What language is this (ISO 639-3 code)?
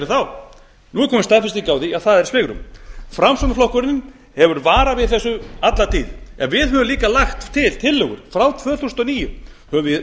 isl